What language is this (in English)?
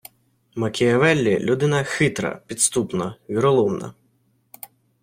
Ukrainian